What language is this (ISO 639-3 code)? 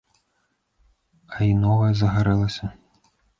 bel